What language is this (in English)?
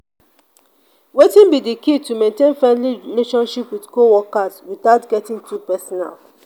Nigerian Pidgin